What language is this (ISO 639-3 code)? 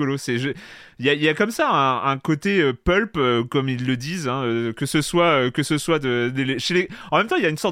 fra